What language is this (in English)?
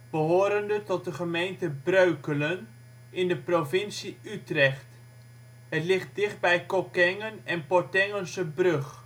Dutch